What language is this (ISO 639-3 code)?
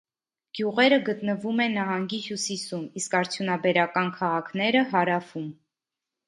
hye